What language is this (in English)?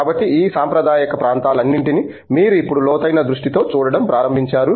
Telugu